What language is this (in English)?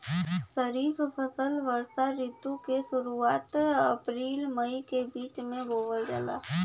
Bhojpuri